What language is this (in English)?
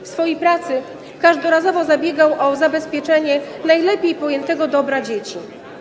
Polish